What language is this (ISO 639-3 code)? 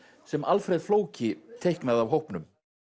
isl